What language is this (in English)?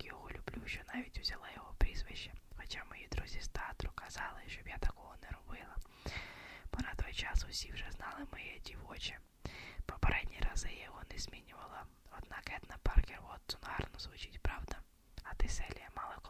Ukrainian